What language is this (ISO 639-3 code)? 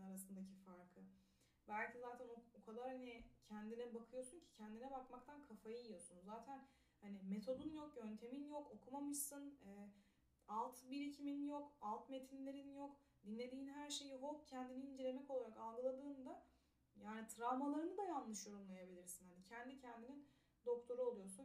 tur